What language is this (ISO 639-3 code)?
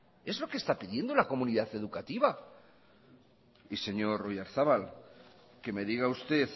spa